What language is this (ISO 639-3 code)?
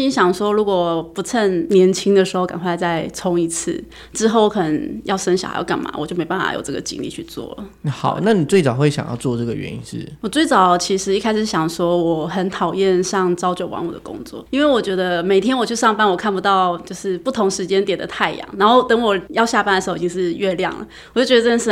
zho